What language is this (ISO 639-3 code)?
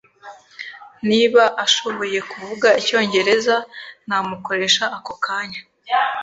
kin